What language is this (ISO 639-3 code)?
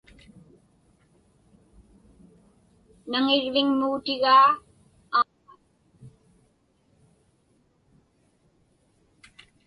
ipk